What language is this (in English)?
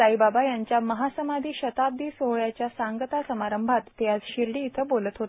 Marathi